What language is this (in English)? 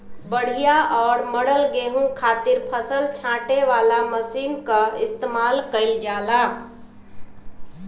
Bhojpuri